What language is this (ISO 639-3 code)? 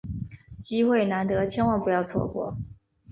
zho